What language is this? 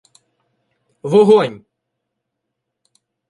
Ukrainian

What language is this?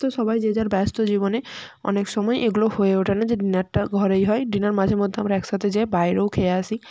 Bangla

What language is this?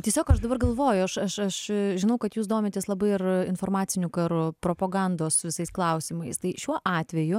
Lithuanian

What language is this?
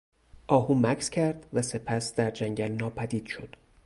Persian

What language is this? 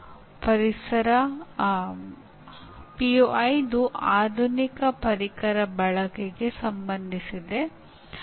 Kannada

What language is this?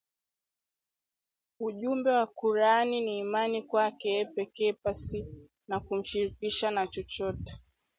Swahili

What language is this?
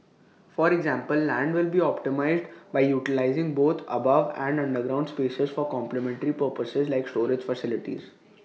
English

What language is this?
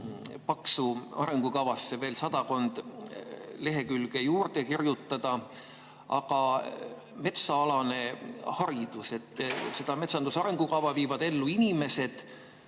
Estonian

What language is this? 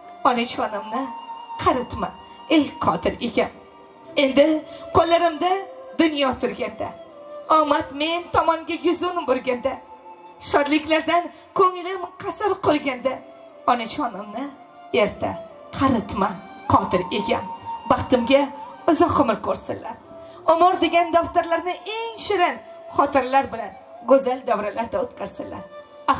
Turkish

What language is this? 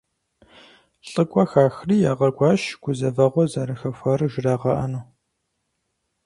Kabardian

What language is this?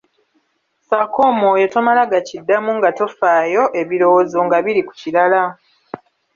Ganda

